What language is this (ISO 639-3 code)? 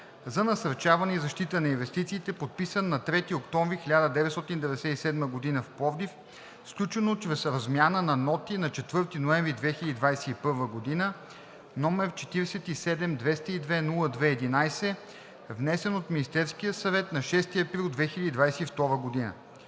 bul